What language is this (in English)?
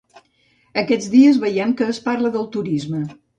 Catalan